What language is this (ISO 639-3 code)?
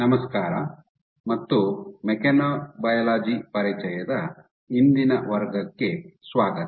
kan